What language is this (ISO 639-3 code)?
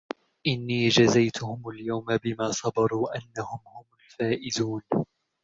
ara